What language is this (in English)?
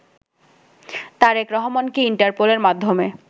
Bangla